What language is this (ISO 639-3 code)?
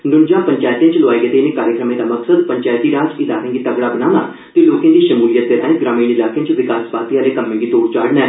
doi